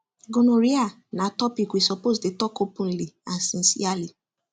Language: Nigerian Pidgin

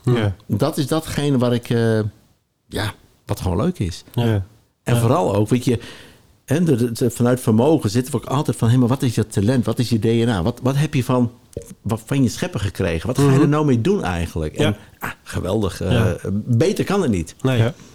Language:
Dutch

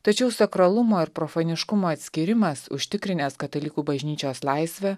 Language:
Lithuanian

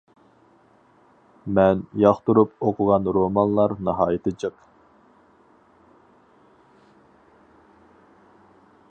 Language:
Uyghur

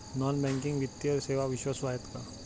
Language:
Marathi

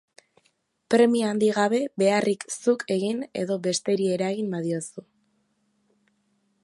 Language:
Basque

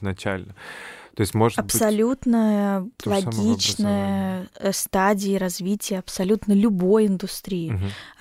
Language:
Russian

